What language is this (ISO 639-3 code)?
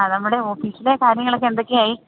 mal